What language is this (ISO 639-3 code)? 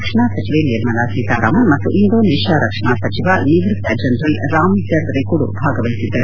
kan